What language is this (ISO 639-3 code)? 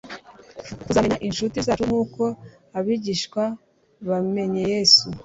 kin